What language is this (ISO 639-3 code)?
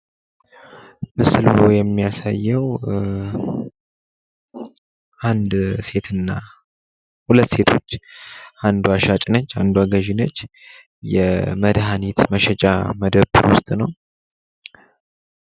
amh